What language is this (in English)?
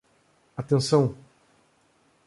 Portuguese